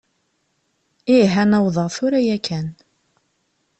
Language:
Kabyle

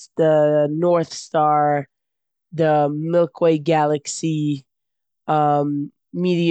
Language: Yiddish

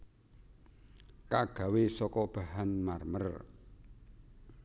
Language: Javanese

